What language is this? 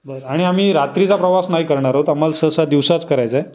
Marathi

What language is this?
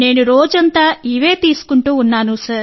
Telugu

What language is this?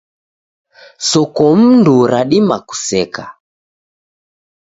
Taita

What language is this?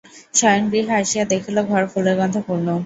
Bangla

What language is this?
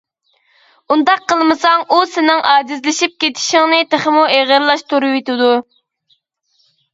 Uyghur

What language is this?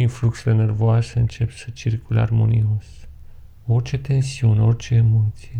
Romanian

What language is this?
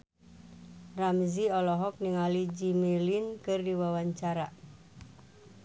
Sundanese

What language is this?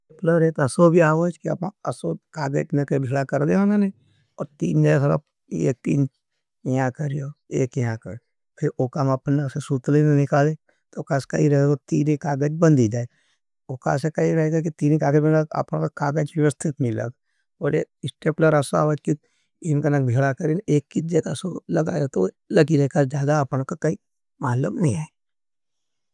Nimadi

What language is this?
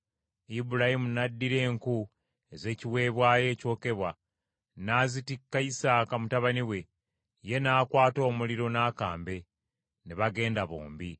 Ganda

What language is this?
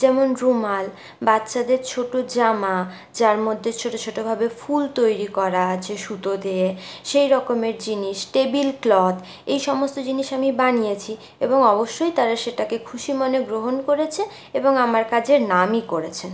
Bangla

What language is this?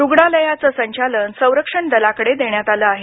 Marathi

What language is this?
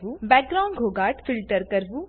Gujarati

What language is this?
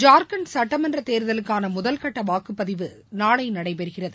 Tamil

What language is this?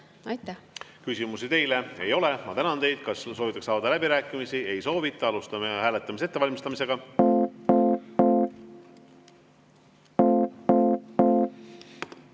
Estonian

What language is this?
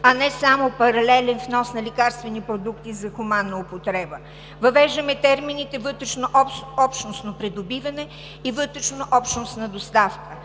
Bulgarian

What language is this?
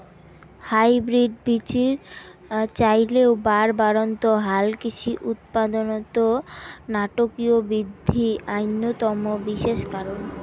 Bangla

